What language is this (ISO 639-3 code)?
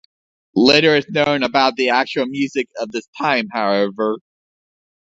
eng